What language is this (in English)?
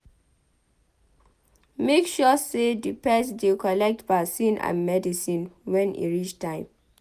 Nigerian Pidgin